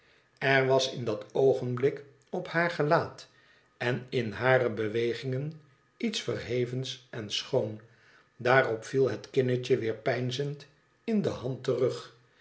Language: Dutch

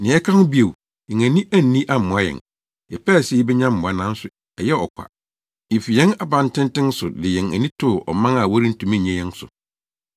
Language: Akan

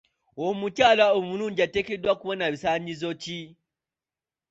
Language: Ganda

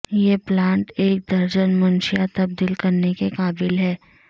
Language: Urdu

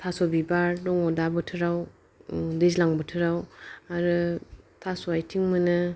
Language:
Bodo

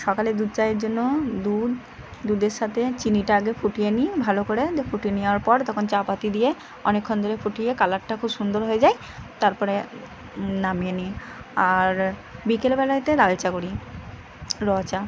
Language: Bangla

